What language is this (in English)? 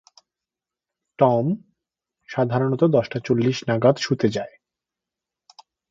Bangla